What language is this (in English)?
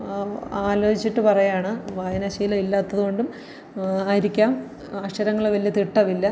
Malayalam